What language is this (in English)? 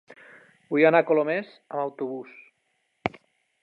Catalan